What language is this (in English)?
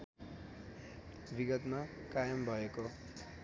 Nepali